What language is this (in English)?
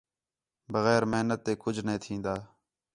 Khetrani